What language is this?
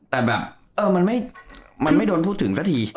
Thai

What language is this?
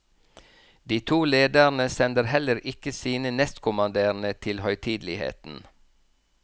Norwegian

